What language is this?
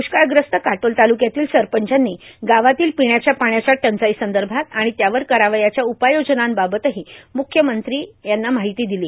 Marathi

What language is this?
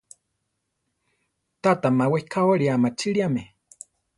Central Tarahumara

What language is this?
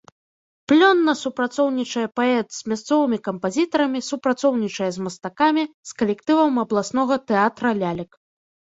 Belarusian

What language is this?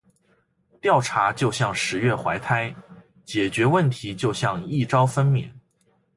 Chinese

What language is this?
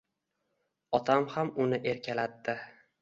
Uzbek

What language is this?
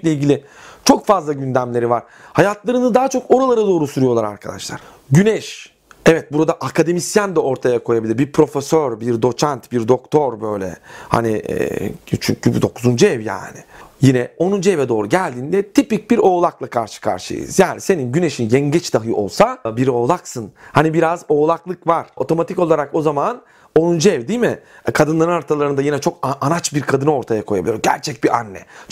Turkish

